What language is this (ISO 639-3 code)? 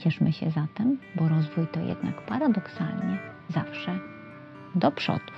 pol